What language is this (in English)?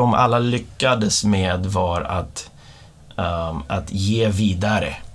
Swedish